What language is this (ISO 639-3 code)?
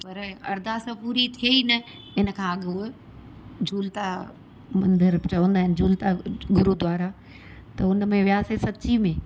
snd